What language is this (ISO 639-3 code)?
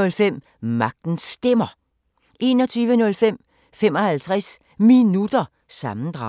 dan